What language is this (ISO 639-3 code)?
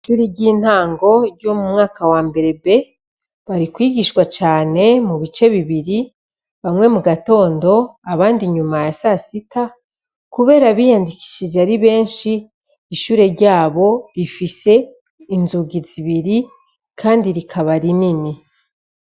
run